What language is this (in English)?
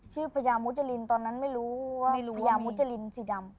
Thai